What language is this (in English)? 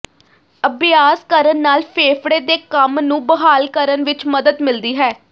Punjabi